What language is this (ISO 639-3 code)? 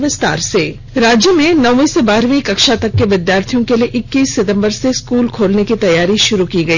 hin